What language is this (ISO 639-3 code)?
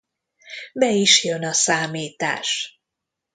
hun